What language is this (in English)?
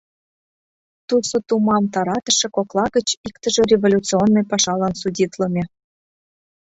Mari